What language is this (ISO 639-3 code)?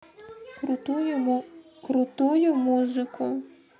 rus